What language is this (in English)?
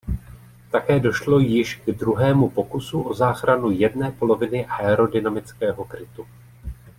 Czech